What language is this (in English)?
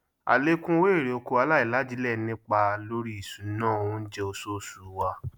Yoruba